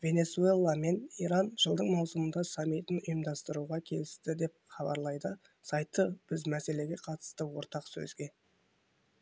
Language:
Kazakh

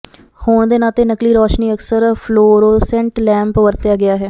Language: Punjabi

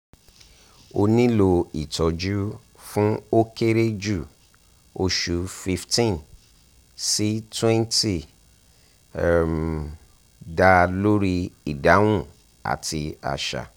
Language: Yoruba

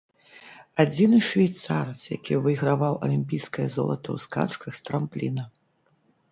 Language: Belarusian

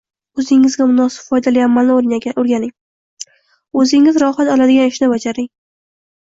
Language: Uzbek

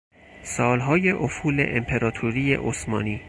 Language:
Persian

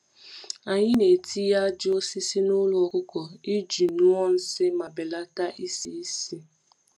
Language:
Igbo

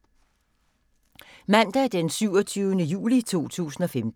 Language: Danish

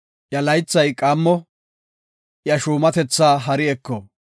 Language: Gofa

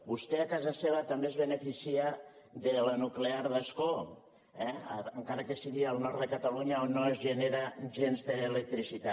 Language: Catalan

